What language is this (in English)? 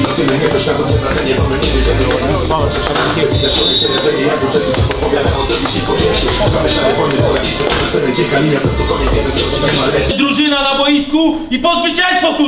English